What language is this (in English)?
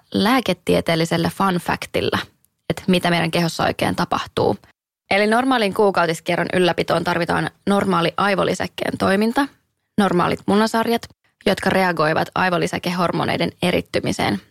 Finnish